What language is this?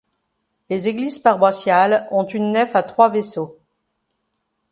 French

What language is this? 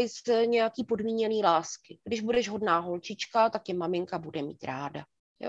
Czech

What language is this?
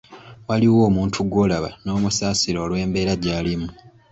Ganda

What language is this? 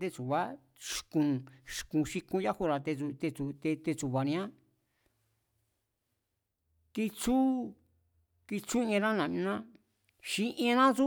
Mazatlán Mazatec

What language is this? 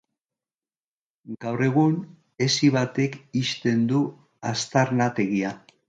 Basque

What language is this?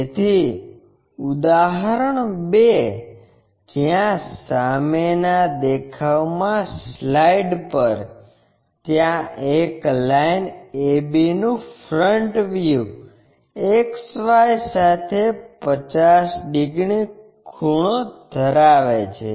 Gujarati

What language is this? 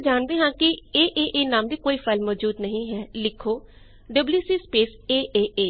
Punjabi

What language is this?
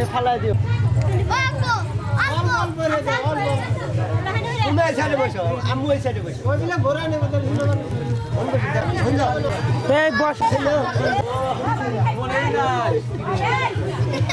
Bangla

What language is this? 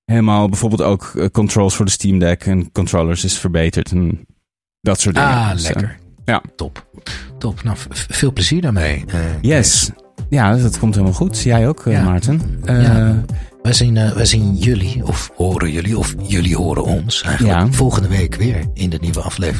Dutch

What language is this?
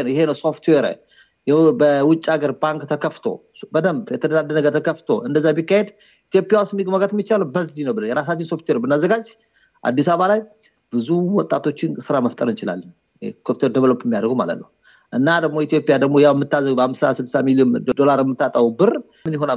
Amharic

